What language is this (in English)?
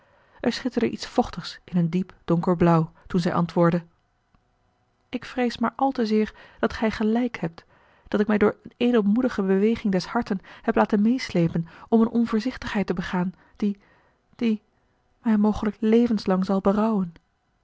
Dutch